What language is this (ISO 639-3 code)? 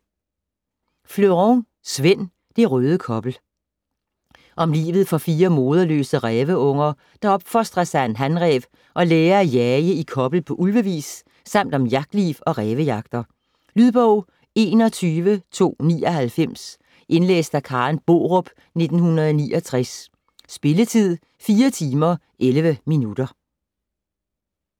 dan